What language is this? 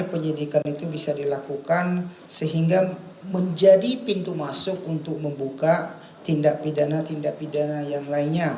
Indonesian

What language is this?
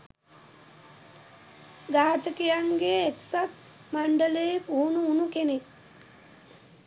Sinhala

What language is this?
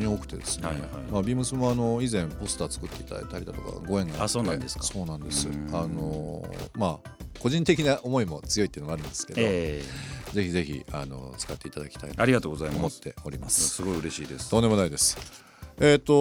Japanese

